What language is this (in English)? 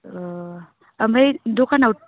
Bodo